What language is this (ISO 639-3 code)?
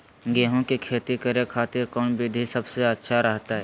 mag